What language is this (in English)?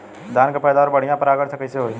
Bhojpuri